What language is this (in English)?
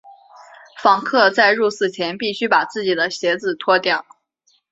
Chinese